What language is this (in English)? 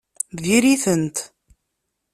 Kabyle